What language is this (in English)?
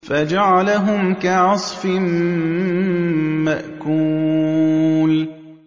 Arabic